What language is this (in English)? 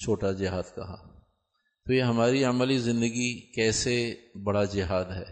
Urdu